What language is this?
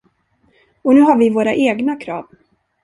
Swedish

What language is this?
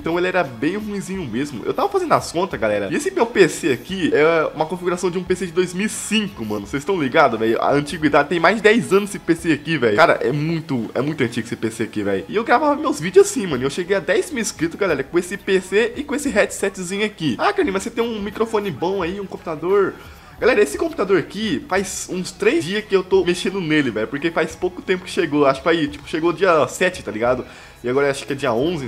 Portuguese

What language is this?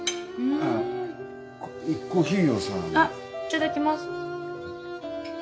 Japanese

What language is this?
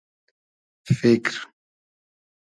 Hazaragi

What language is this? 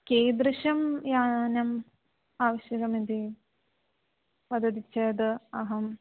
Sanskrit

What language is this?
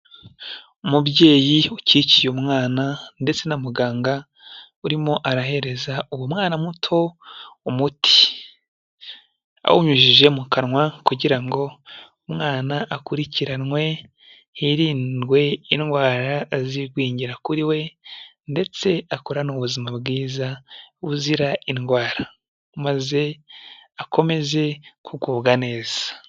Kinyarwanda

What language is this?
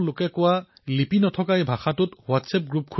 Assamese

